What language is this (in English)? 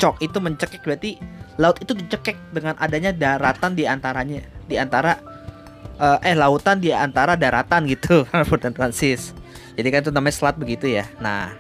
Indonesian